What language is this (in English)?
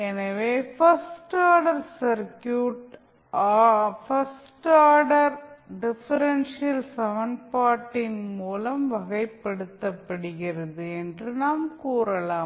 Tamil